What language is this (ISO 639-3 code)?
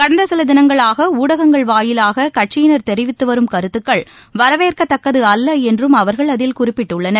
tam